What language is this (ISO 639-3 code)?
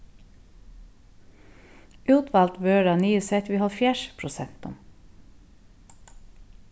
fao